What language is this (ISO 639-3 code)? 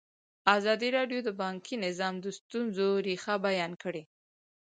pus